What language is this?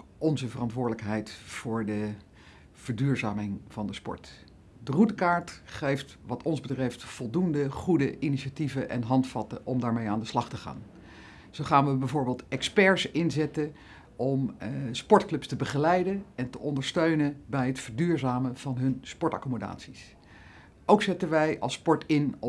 Dutch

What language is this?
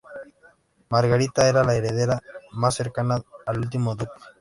Spanish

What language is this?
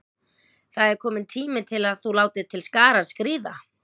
Icelandic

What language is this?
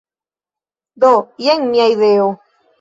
Esperanto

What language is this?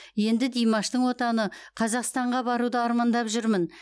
Kazakh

